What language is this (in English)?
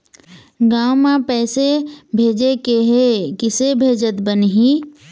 Chhattisgarhi